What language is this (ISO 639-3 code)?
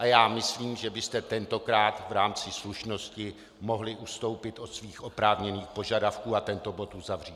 ces